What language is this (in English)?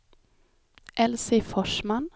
Swedish